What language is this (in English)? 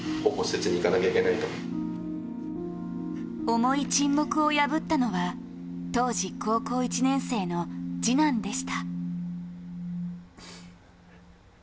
Japanese